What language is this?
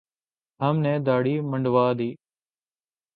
Urdu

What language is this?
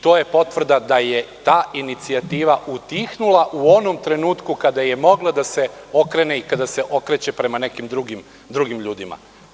Serbian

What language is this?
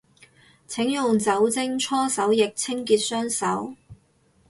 Cantonese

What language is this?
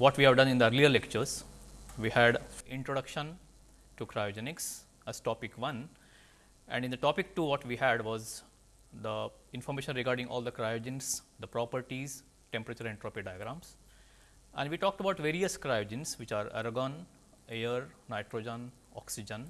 English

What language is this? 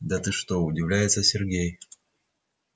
Russian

